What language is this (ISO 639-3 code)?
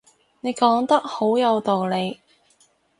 yue